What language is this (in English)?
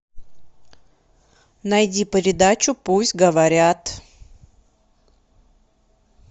Russian